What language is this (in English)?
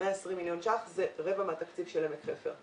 Hebrew